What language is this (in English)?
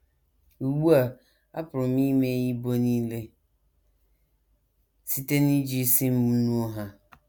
Igbo